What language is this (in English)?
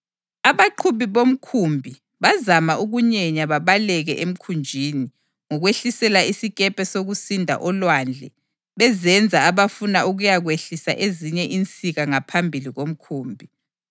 North Ndebele